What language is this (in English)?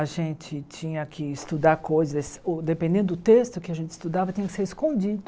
Portuguese